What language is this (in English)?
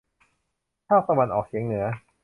Thai